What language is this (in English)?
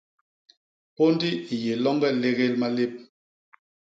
Basaa